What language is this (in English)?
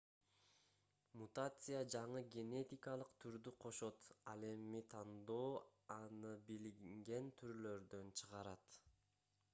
Kyrgyz